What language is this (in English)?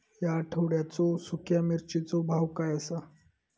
Marathi